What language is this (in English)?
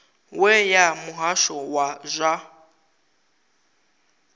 Venda